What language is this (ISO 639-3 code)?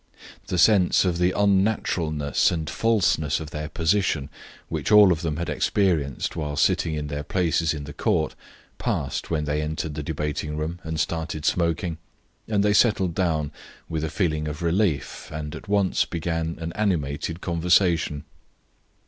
eng